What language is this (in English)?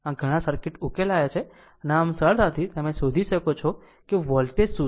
Gujarati